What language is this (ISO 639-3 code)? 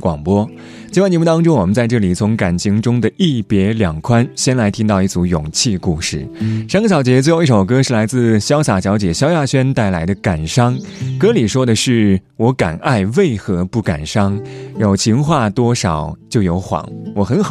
zho